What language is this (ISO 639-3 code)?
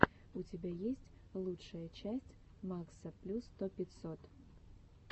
rus